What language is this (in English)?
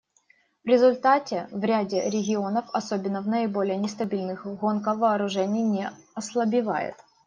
Russian